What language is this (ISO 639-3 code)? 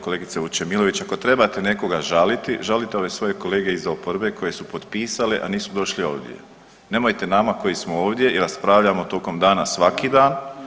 hrv